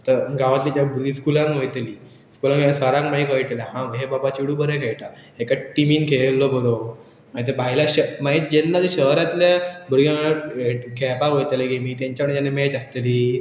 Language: Konkani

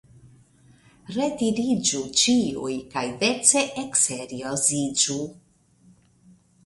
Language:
Esperanto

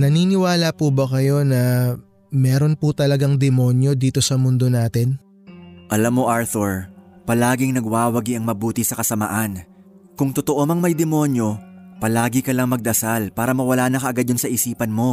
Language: Filipino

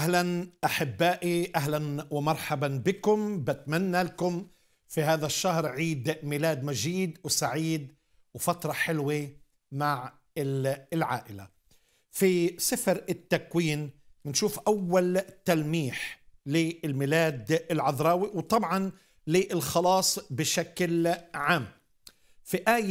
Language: Arabic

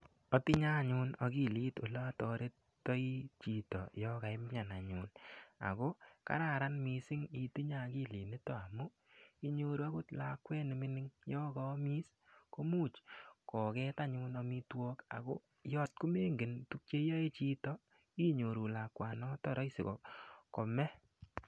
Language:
Kalenjin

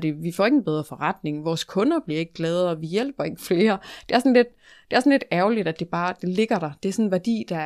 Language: Danish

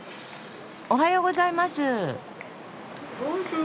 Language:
Japanese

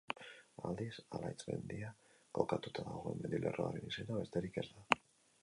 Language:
Basque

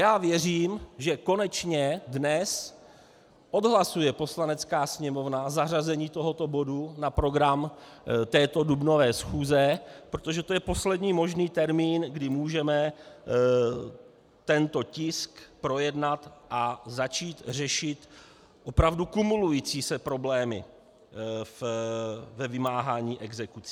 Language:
Czech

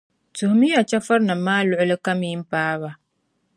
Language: Dagbani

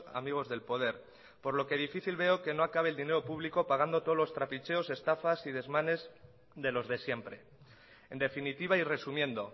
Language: Spanish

